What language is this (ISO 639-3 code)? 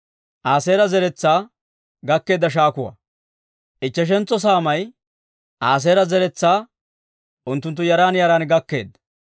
dwr